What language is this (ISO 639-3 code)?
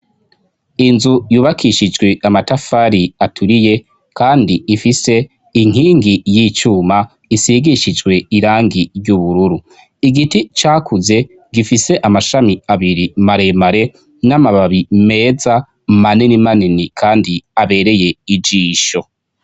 run